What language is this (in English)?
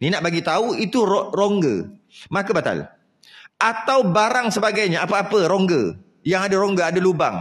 Malay